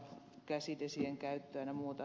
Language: Finnish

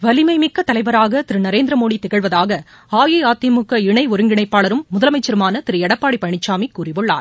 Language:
Tamil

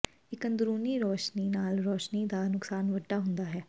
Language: Punjabi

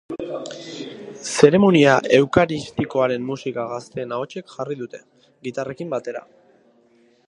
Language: Basque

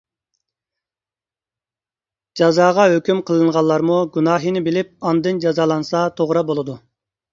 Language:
Uyghur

